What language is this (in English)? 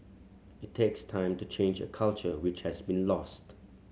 English